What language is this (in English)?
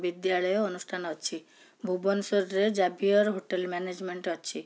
Odia